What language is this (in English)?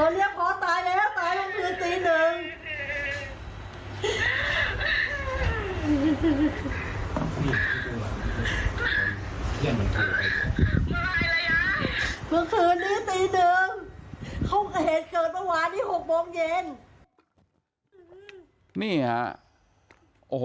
Thai